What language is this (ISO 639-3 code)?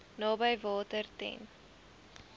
afr